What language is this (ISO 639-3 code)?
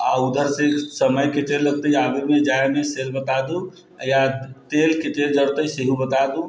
mai